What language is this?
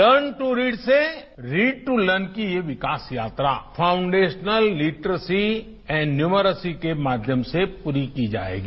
Hindi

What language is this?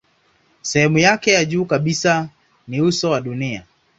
Swahili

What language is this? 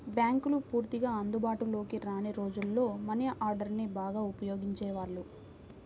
Telugu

